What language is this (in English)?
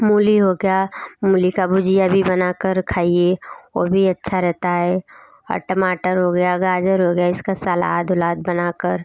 Hindi